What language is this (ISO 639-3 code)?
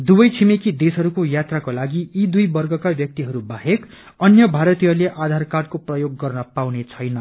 nep